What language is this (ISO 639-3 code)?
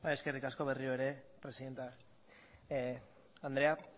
eus